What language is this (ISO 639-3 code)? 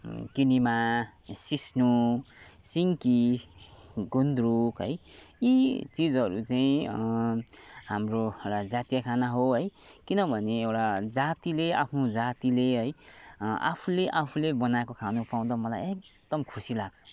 nep